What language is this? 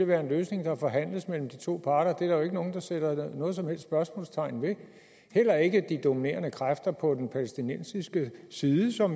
Danish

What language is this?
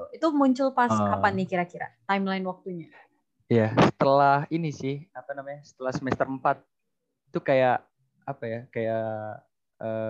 Indonesian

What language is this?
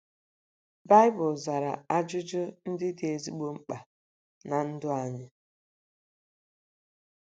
Igbo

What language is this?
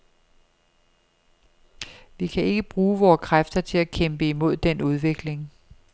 Danish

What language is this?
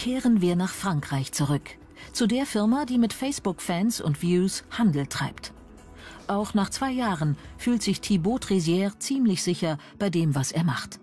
German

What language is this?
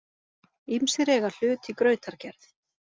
Icelandic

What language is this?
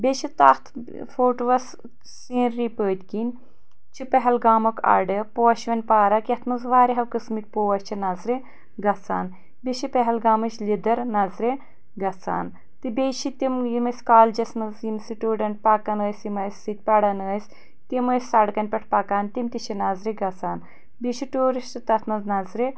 Kashmiri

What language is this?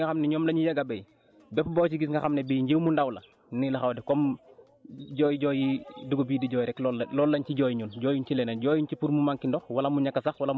Wolof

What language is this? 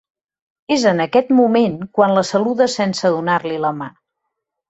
Catalan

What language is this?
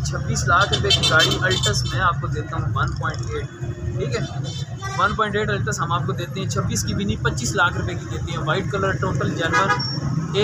Hindi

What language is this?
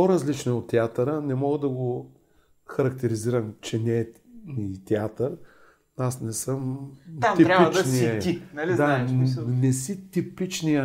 Bulgarian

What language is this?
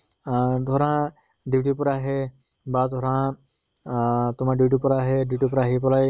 Assamese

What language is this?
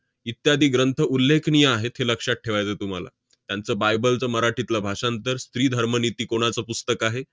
Marathi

